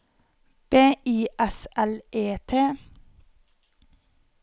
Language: Norwegian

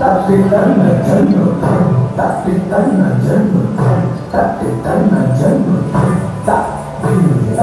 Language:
Arabic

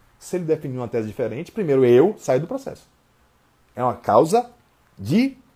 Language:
Portuguese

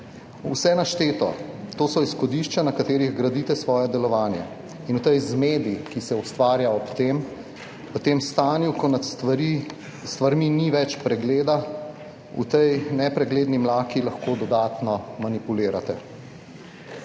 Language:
Slovenian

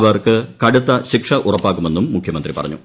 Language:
Malayalam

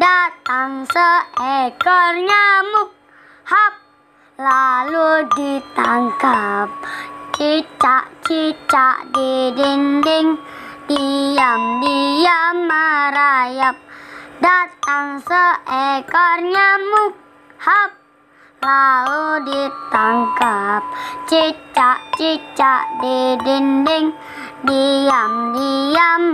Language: Indonesian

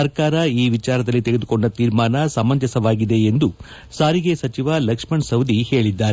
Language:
Kannada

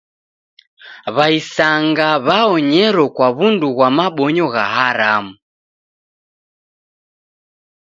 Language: Taita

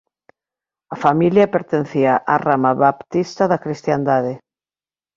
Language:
Galician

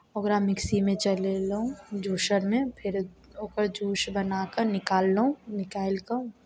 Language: Maithili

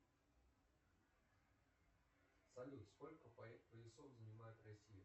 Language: Russian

